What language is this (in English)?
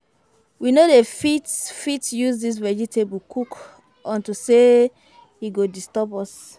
Nigerian Pidgin